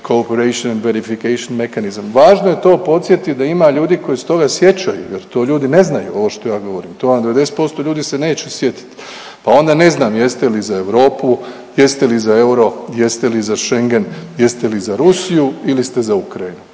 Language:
Croatian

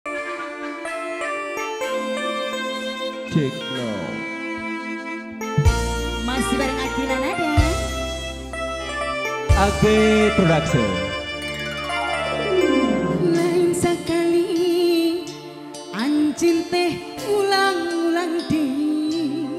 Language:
Indonesian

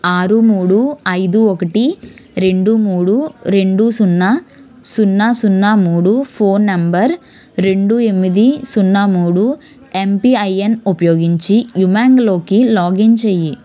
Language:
Telugu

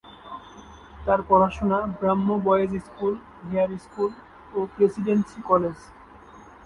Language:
Bangla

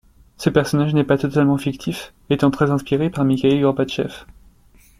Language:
French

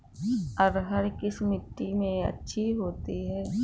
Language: Hindi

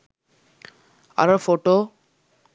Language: Sinhala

